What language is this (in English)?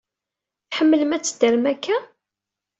Kabyle